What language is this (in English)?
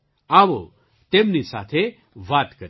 Gujarati